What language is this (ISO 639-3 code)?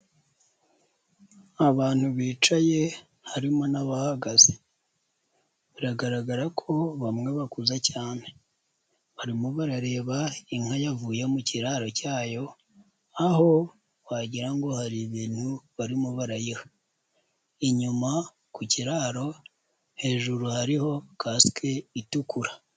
kin